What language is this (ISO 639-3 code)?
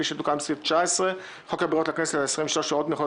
heb